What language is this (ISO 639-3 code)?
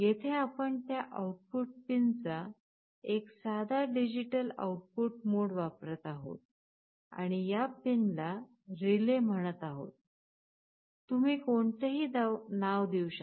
mar